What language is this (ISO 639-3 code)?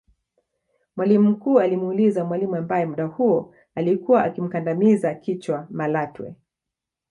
swa